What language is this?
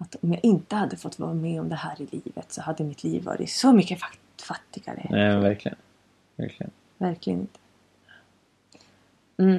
Swedish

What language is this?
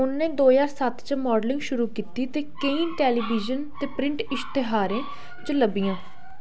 Dogri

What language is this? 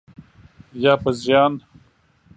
Pashto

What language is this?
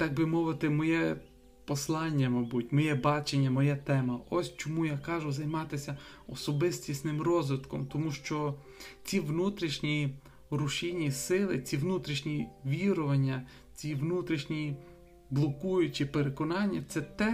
Ukrainian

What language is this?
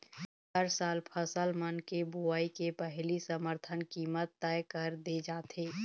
Chhattisgarhi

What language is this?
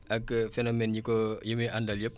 Wolof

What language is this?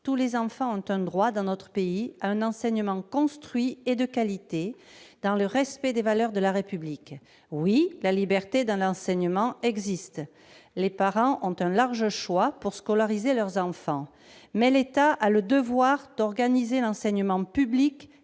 French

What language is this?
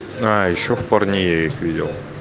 Russian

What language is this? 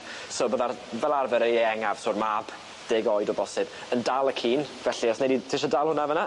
Welsh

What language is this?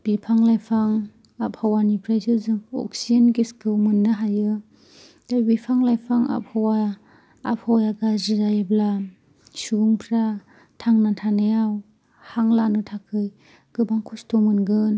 Bodo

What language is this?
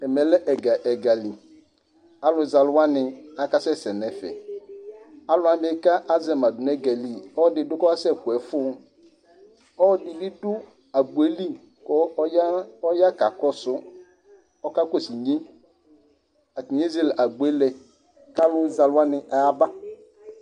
Ikposo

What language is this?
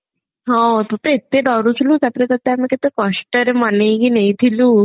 Odia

